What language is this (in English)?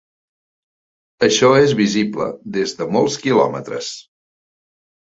Catalan